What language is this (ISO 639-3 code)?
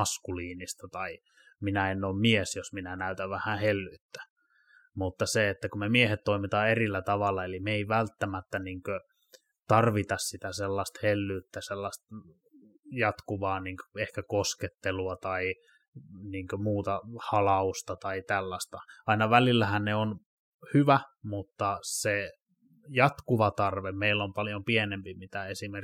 fin